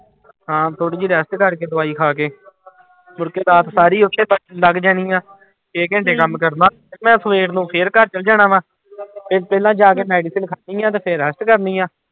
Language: Punjabi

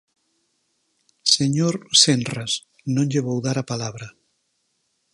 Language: Galician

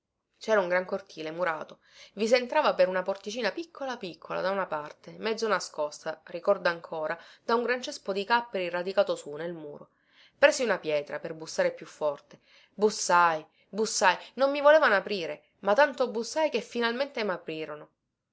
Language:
Italian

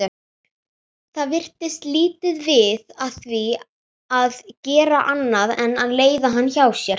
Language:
Icelandic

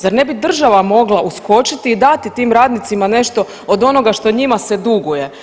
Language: Croatian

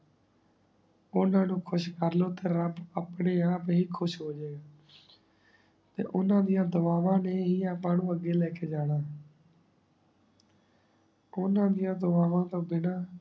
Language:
Punjabi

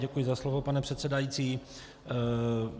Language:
Czech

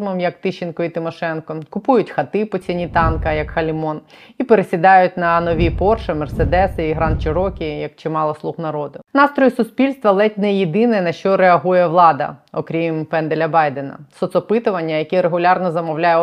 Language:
Ukrainian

